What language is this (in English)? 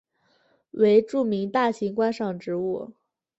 Chinese